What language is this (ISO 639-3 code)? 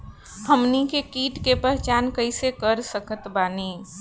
bho